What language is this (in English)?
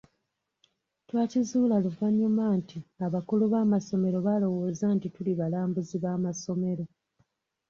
Ganda